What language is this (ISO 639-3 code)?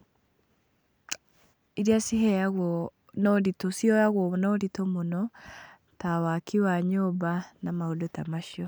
kik